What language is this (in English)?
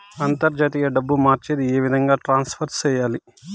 Telugu